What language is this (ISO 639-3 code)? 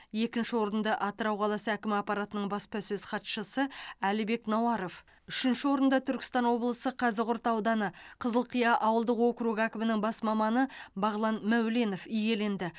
kaz